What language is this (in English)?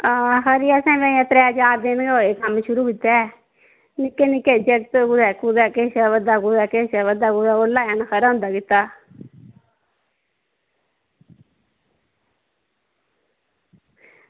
Dogri